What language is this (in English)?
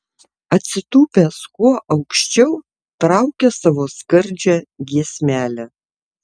Lithuanian